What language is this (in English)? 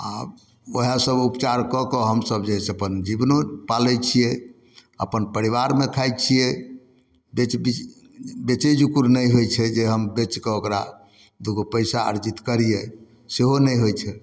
Maithili